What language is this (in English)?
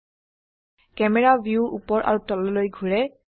Assamese